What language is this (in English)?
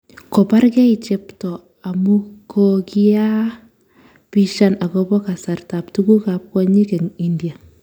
Kalenjin